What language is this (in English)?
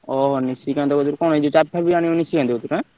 Odia